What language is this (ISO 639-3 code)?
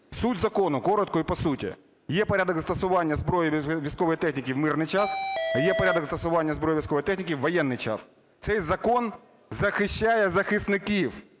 ukr